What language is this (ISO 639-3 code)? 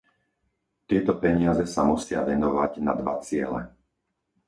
slk